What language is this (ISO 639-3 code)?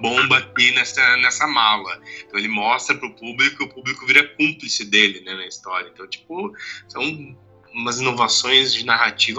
por